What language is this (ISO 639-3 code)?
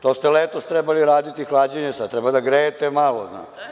srp